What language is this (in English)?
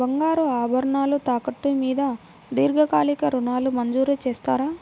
Telugu